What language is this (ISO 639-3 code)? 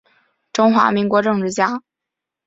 zho